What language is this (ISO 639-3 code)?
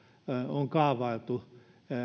fin